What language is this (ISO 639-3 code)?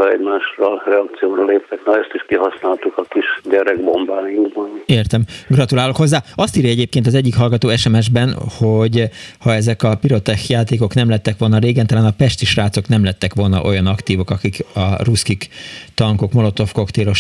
hun